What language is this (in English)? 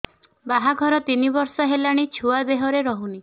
Odia